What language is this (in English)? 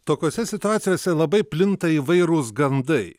Lithuanian